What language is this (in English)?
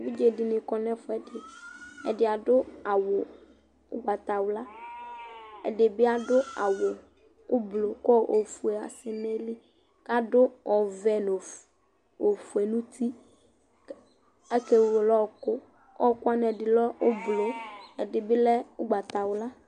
Ikposo